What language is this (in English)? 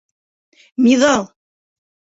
Bashkir